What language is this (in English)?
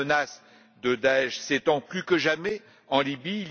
French